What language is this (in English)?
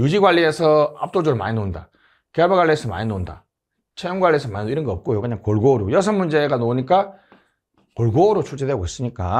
Korean